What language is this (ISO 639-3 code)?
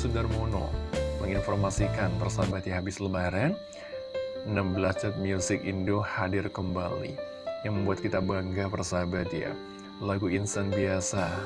ind